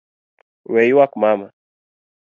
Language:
Luo (Kenya and Tanzania)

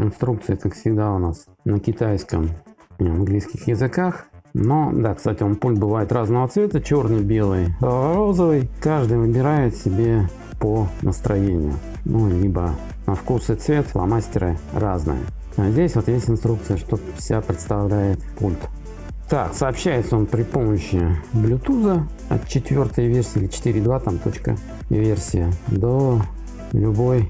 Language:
Russian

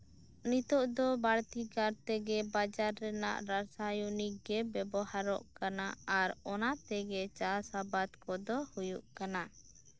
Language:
Santali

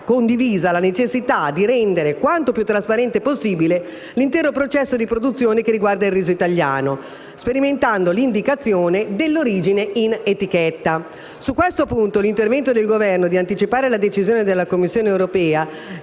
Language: Italian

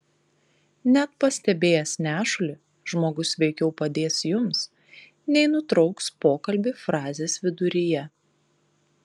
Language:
Lithuanian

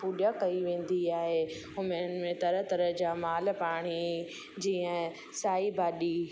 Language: Sindhi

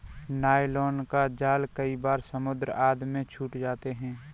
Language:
Hindi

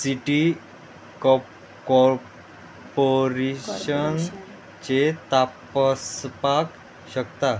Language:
Konkani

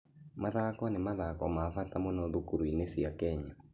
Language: Kikuyu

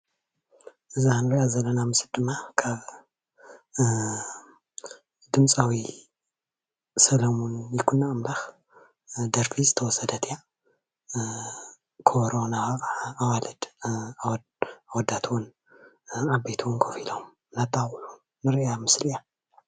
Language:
Tigrinya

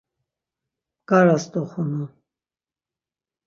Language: Laz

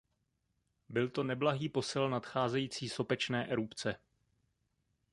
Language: Czech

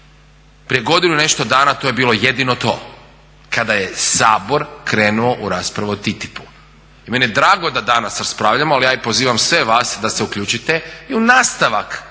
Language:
Croatian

